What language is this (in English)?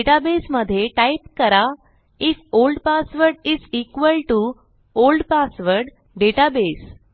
Marathi